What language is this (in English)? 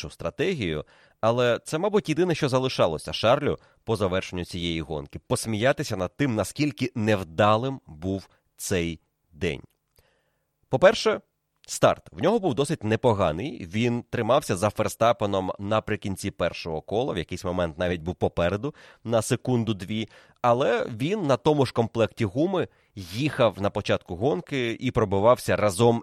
Ukrainian